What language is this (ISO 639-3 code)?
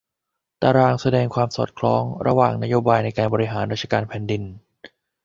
tha